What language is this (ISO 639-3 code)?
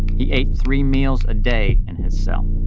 eng